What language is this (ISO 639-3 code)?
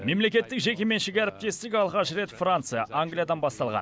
kaz